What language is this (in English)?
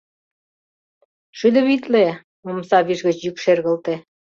Mari